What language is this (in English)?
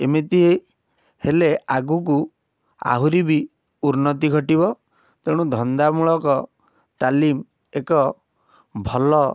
Odia